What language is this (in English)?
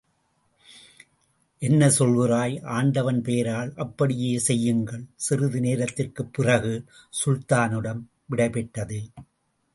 Tamil